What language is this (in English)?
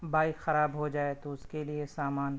Urdu